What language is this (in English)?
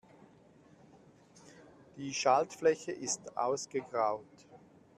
German